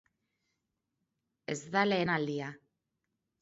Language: Basque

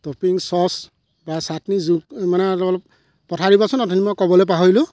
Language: Assamese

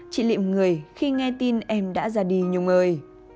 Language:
Vietnamese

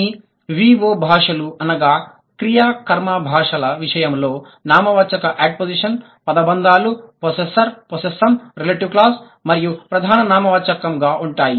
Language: Telugu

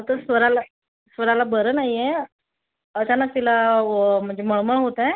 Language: Marathi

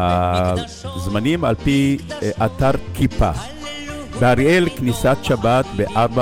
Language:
Hebrew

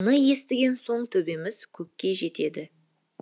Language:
Kazakh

